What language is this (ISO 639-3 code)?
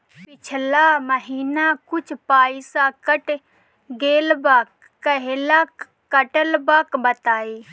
bho